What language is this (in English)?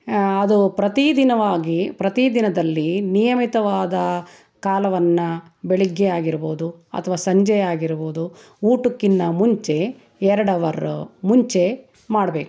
Kannada